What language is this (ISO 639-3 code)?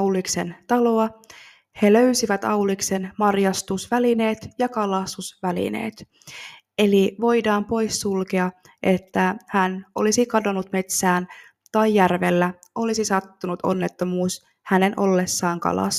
fin